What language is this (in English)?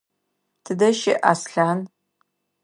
Adyghe